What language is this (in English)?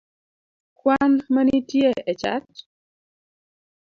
Luo (Kenya and Tanzania)